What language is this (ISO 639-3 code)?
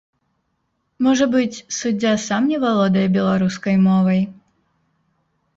bel